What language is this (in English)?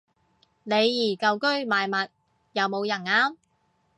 Cantonese